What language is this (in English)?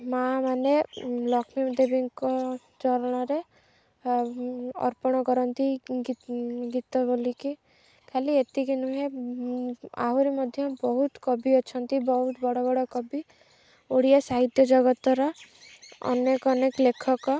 Odia